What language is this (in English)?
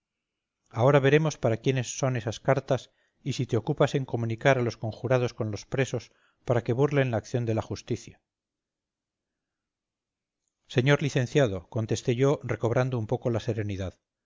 Spanish